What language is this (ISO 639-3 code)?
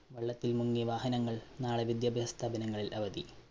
mal